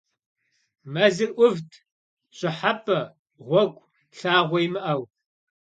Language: Kabardian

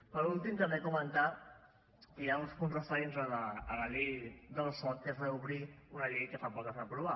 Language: Catalan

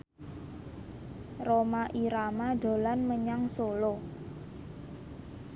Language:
Javanese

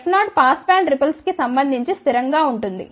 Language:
Telugu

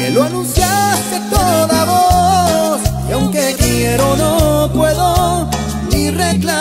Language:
Spanish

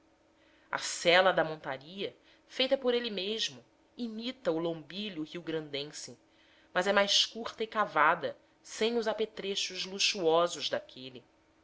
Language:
Portuguese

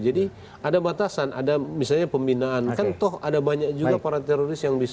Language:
Indonesian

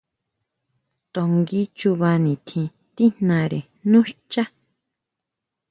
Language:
Huautla Mazatec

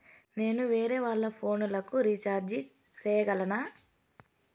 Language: Telugu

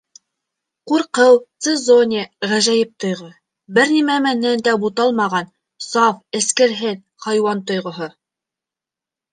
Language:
Bashkir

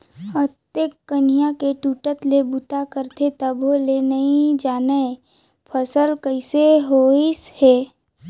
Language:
Chhattisgarhi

